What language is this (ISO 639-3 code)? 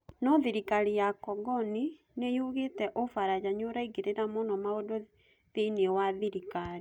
kik